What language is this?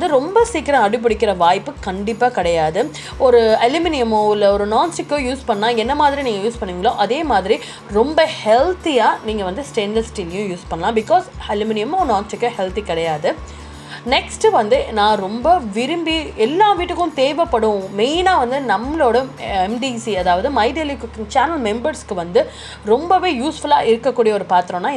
Tamil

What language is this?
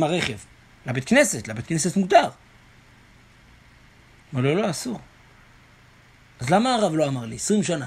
Hebrew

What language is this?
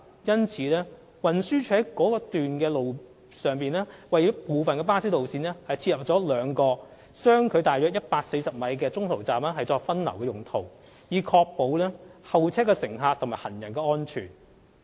Cantonese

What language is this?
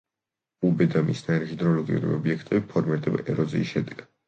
Georgian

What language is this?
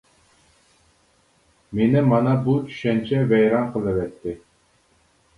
Uyghur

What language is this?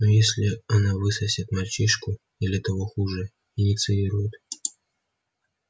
Russian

